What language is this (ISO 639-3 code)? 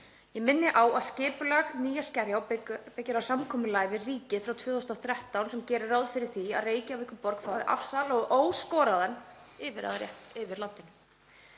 isl